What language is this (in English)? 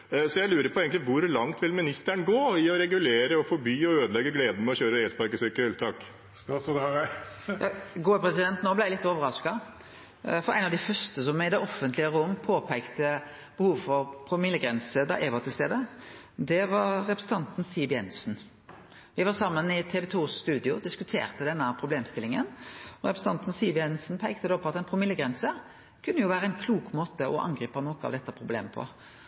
Norwegian